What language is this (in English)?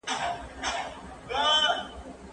Pashto